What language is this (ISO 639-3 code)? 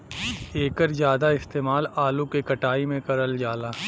bho